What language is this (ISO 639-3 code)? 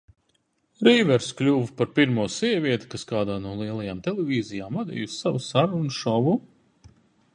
lav